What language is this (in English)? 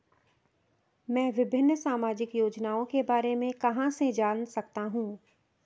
Hindi